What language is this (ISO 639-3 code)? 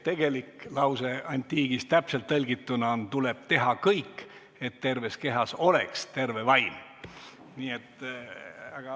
est